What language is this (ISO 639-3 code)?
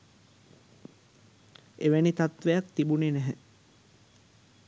sin